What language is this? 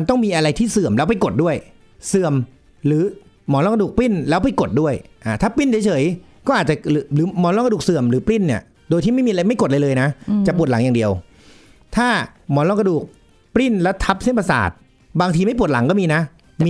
Thai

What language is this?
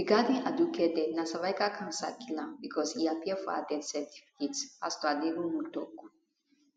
Nigerian Pidgin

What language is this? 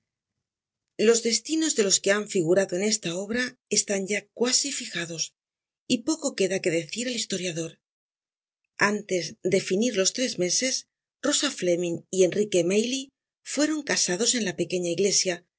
Spanish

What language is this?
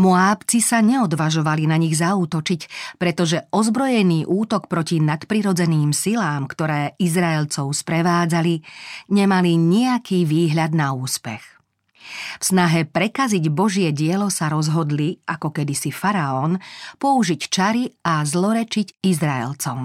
Slovak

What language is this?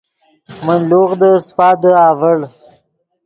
Yidgha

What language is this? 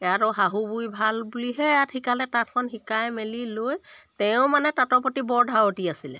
Assamese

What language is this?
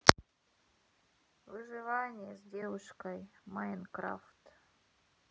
Russian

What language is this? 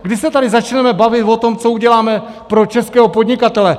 Czech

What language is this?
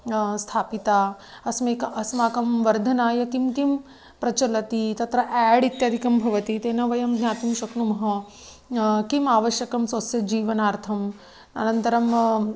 Sanskrit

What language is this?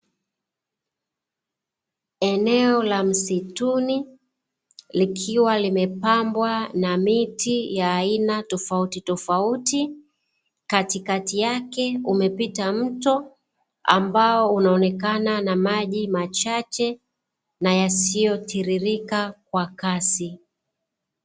Swahili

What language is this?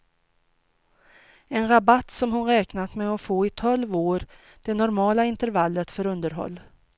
Swedish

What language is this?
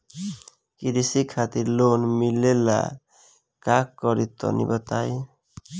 Bhojpuri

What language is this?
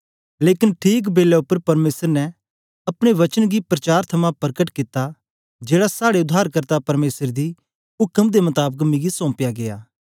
Dogri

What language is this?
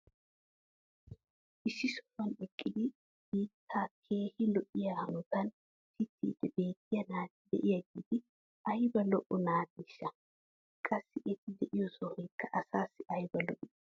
Wolaytta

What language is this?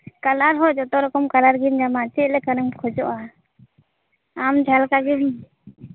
Santali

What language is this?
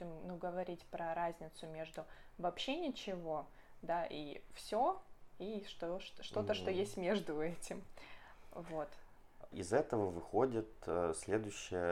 Russian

